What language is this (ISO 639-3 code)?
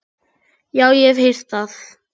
isl